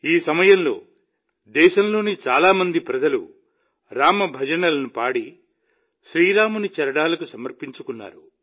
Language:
Telugu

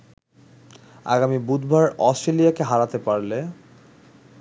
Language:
Bangla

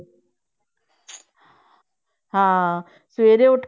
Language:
Punjabi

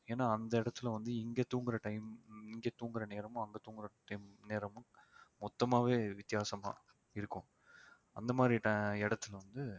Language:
Tamil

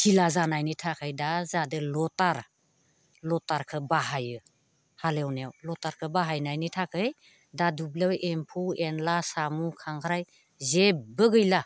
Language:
Bodo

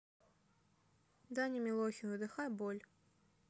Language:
Russian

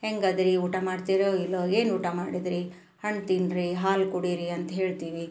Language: Kannada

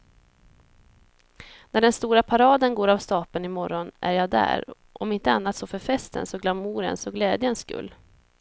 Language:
Swedish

